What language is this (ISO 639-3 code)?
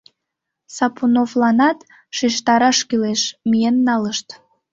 chm